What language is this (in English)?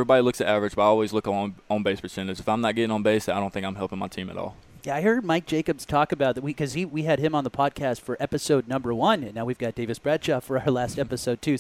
English